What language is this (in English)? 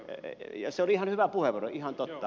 Finnish